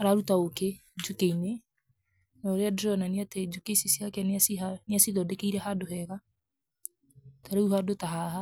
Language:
Kikuyu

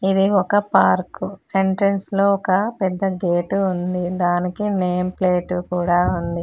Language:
Telugu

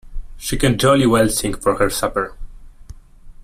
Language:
English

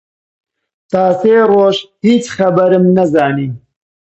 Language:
Central Kurdish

